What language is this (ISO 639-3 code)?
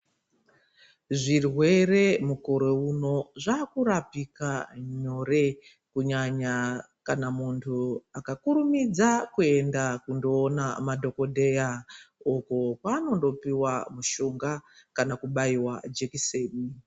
ndc